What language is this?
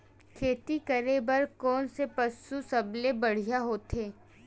Chhattisgarhi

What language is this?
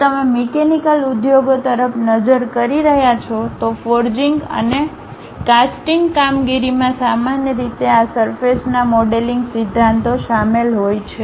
Gujarati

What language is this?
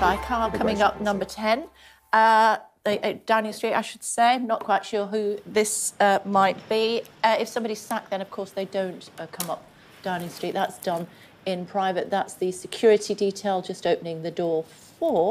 Romanian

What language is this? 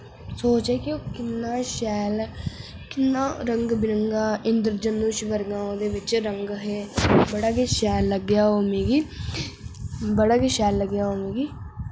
Dogri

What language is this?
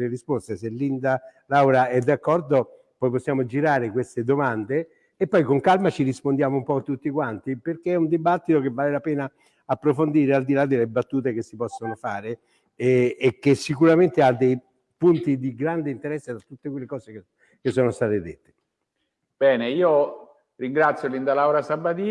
Italian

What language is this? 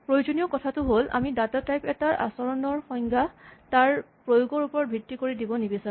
Assamese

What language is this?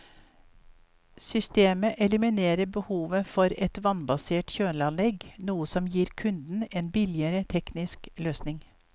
Norwegian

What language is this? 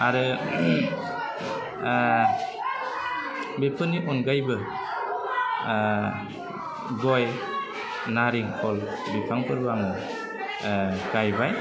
Bodo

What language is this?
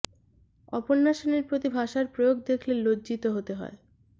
Bangla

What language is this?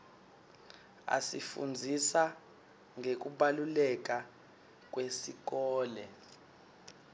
Swati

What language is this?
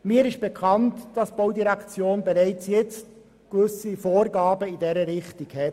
Swiss German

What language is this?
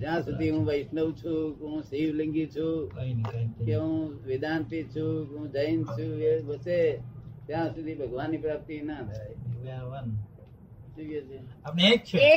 Gujarati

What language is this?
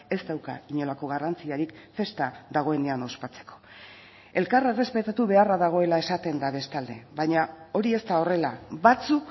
Basque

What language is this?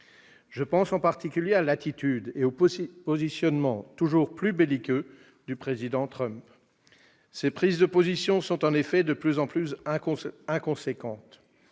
French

